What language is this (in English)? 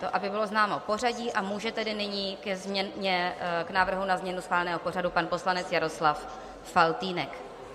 Czech